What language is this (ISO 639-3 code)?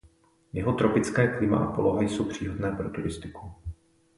ces